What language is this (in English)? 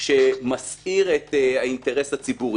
Hebrew